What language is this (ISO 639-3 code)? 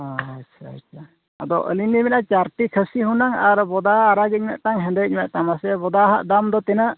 sat